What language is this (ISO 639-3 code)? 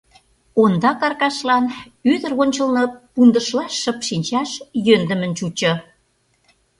chm